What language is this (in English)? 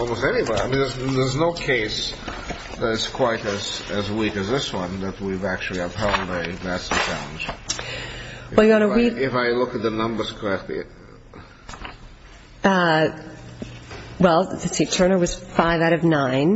English